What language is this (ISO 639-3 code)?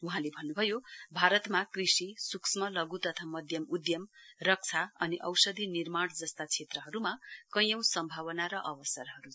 nep